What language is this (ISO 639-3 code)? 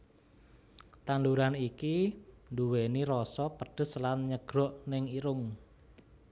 jav